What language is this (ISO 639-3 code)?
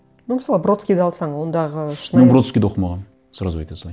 kaz